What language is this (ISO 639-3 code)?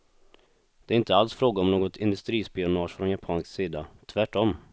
swe